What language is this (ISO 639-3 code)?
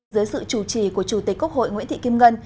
vie